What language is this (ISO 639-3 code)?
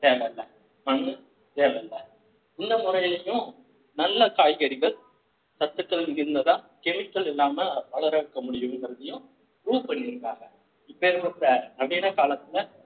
tam